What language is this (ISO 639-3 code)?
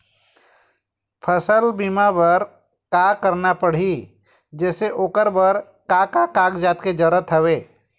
hne